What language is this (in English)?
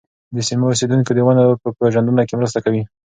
Pashto